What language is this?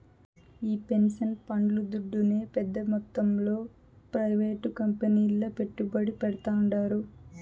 Telugu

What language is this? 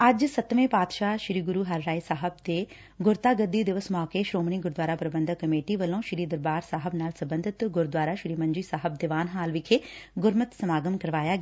Punjabi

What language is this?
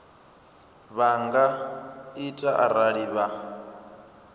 Venda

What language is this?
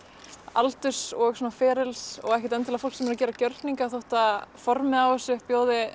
Icelandic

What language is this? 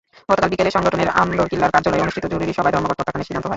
Bangla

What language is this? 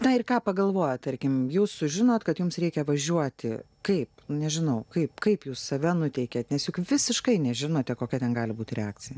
Lithuanian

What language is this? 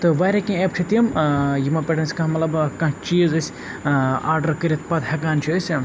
Kashmiri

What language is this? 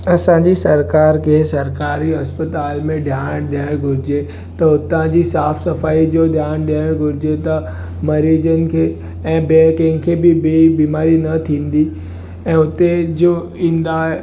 Sindhi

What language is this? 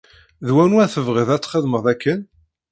Kabyle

